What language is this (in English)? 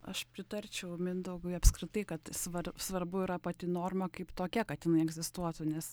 Lithuanian